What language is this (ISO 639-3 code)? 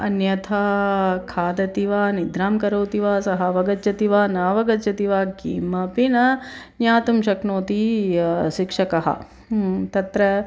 san